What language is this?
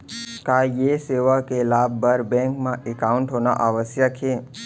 Chhattisgarhi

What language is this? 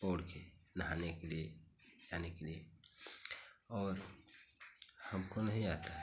Hindi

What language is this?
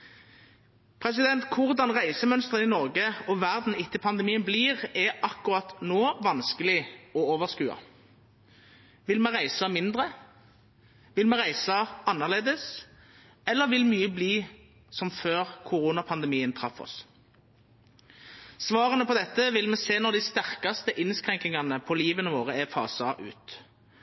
Norwegian Nynorsk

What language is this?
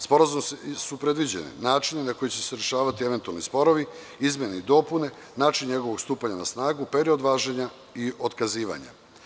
Serbian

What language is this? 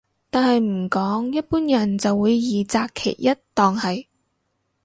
Cantonese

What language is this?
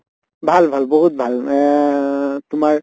Assamese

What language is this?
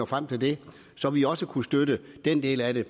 Danish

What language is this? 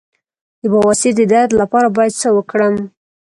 Pashto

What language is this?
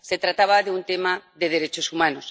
Spanish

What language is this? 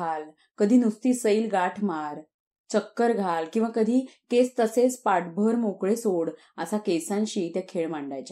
Marathi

